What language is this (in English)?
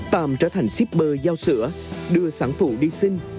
Vietnamese